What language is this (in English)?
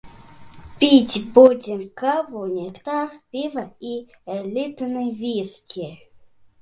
Belarusian